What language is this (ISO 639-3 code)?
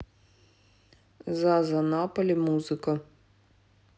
rus